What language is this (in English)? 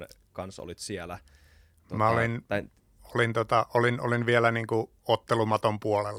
Finnish